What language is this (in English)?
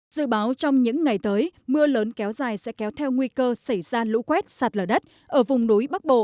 Vietnamese